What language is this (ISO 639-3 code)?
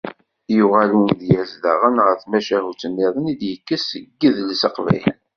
kab